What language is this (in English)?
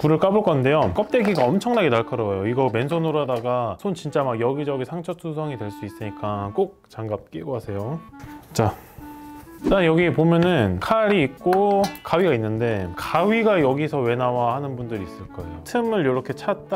Korean